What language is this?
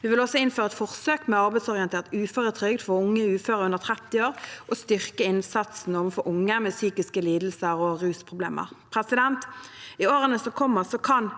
Norwegian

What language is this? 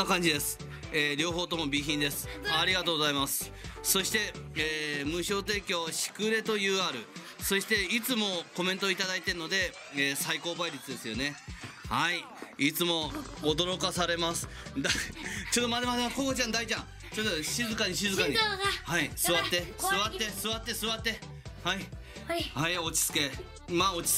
Japanese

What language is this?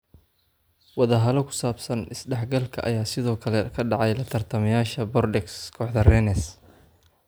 Somali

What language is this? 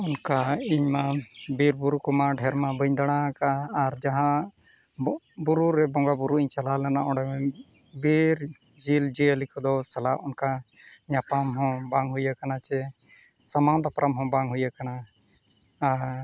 Santali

